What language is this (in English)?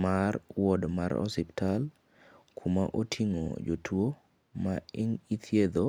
Luo (Kenya and Tanzania)